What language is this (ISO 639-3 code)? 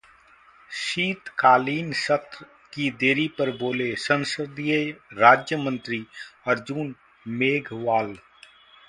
hin